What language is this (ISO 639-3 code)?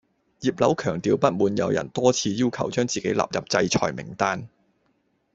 yue